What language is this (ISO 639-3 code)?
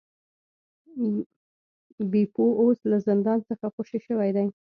pus